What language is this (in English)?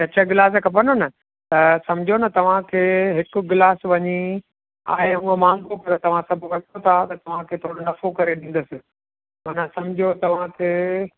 Sindhi